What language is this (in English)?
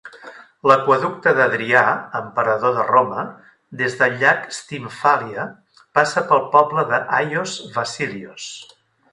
Catalan